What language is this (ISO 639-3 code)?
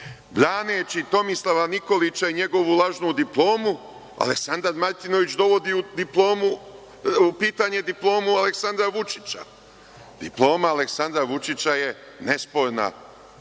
srp